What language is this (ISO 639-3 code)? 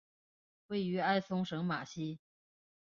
zho